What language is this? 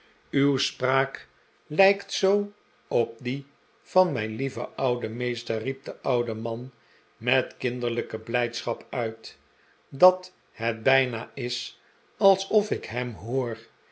Dutch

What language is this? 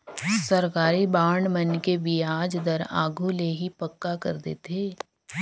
Chhattisgarhi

